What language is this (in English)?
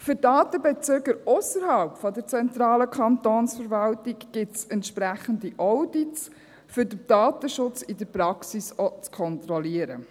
Swiss German